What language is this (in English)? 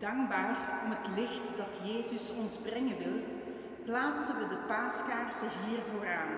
Dutch